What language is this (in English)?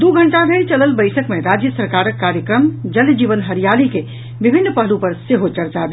Maithili